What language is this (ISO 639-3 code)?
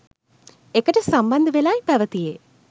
sin